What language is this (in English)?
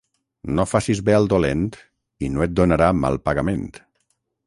Catalan